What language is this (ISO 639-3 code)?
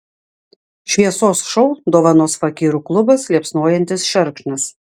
lit